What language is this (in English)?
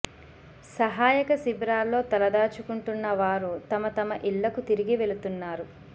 Telugu